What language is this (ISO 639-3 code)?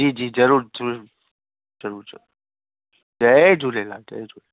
snd